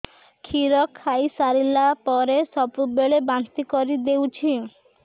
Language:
Odia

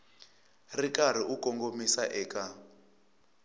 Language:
Tsonga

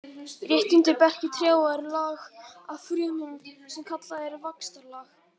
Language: Icelandic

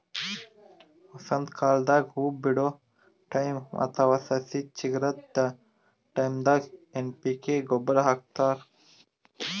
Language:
Kannada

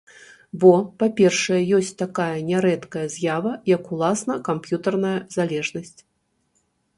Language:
Belarusian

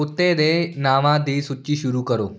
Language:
Punjabi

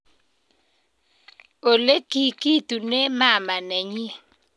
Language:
Kalenjin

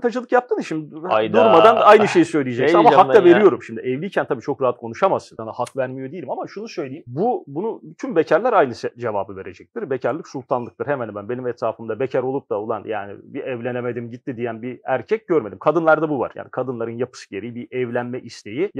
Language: Turkish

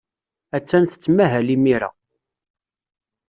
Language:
Kabyle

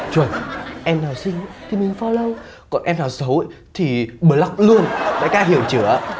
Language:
Vietnamese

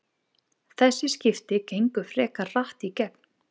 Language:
Icelandic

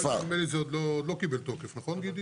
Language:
Hebrew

